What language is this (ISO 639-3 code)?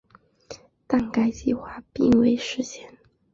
zho